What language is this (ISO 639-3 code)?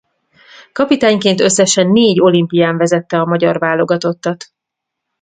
hun